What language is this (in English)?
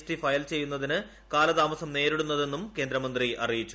Malayalam